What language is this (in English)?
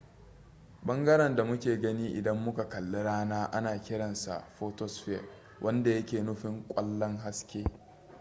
Hausa